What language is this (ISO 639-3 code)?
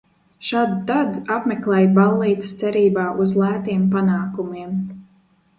lav